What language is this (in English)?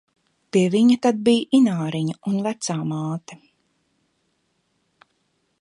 Latvian